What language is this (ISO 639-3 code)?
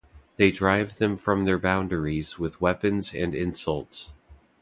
eng